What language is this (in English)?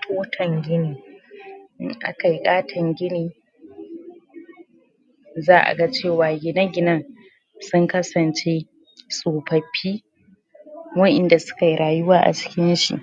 Hausa